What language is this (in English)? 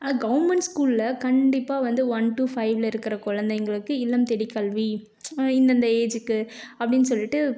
Tamil